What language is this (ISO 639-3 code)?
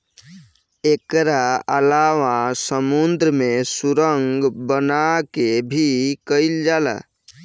bho